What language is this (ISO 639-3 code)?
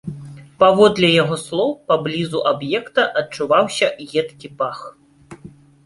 bel